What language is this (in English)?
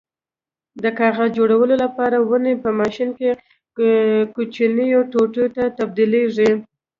Pashto